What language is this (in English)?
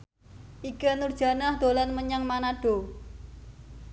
Javanese